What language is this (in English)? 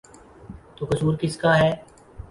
Urdu